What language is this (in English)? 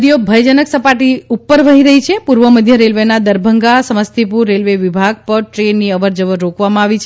Gujarati